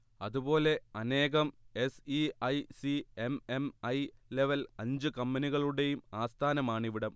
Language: Malayalam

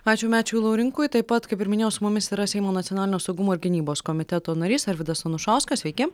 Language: Lithuanian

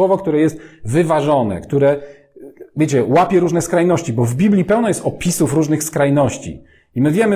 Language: Polish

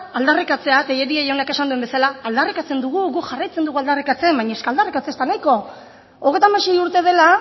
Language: Basque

